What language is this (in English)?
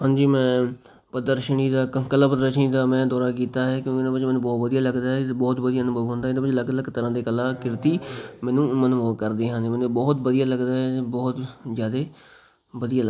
Punjabi